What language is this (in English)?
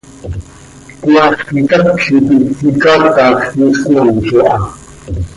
Seri